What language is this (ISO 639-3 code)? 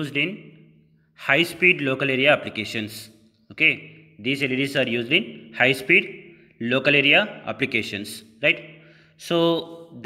eng